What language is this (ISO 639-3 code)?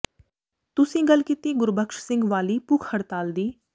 pan